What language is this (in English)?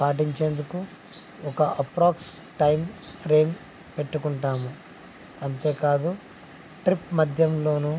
Telugu